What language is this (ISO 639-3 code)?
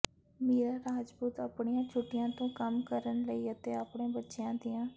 pan